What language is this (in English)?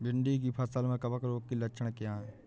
Hindi